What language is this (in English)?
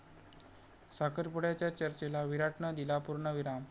Marathi